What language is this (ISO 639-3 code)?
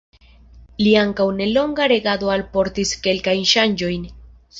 epo